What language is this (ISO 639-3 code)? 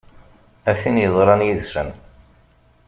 kab